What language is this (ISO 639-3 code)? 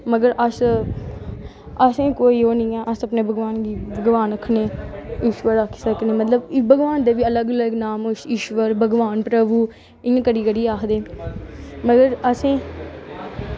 doi